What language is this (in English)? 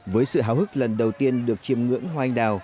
Vietnamese